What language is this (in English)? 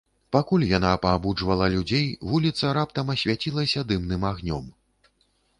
Belarusian